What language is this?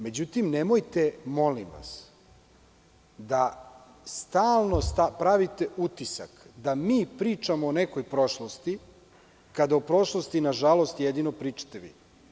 Serbian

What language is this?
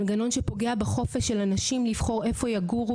Hebrew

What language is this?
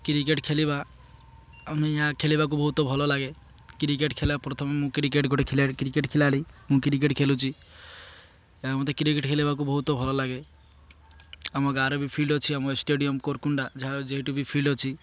Odia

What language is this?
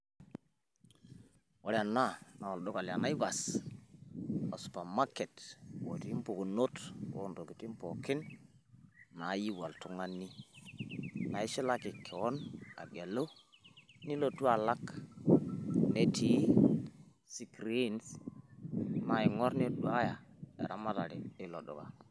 Masai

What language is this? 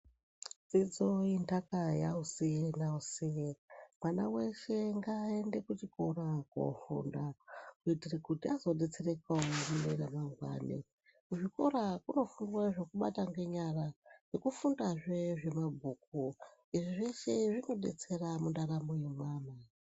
Ndau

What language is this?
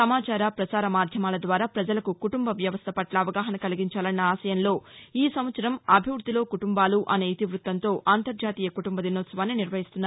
Telugu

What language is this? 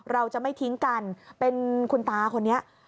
Thai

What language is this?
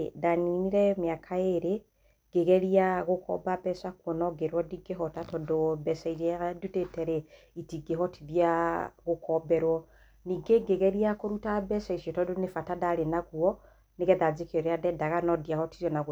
Kikuyu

